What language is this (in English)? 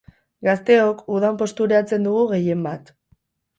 Basque